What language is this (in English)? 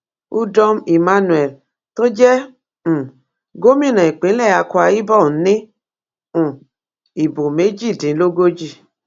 Yoruba